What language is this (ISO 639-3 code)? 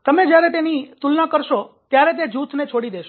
guj